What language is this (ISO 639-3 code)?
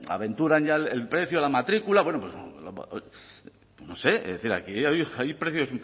spa